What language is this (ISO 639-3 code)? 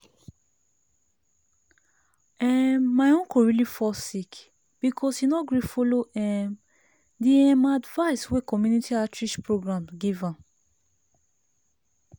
pcm